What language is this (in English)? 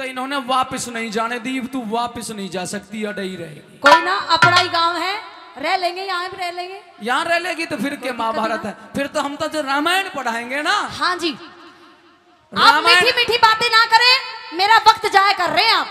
Hindi